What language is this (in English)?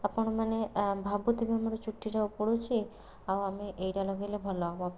Odia